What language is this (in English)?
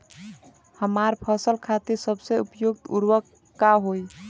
Bhojpuri